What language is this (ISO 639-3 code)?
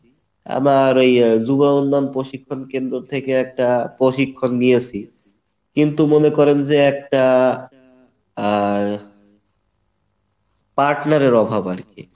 ben